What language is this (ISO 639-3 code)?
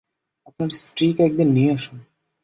ben